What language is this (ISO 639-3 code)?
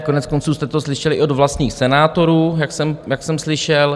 ces